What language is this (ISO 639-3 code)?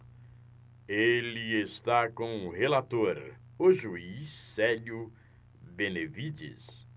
por